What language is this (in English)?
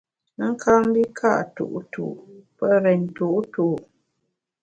Bamun